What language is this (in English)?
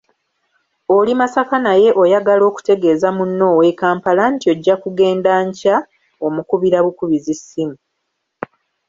Ganda